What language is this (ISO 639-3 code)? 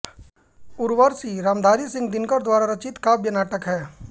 hin